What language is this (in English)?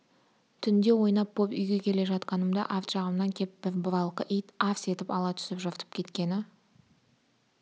Kazakh